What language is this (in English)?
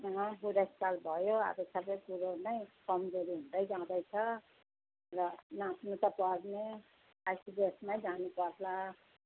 Nepali